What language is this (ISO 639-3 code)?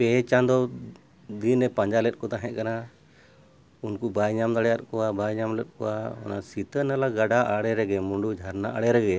sat